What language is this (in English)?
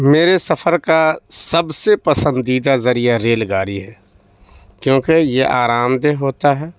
Urdu